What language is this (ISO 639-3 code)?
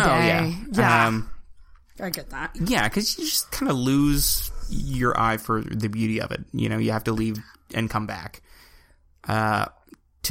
eng